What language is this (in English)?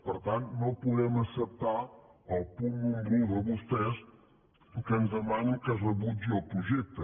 Catalan